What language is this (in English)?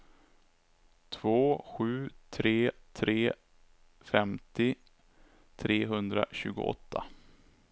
Swedish